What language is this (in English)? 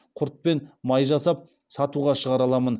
Kazakh